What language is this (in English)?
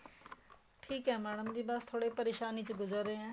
Punjabi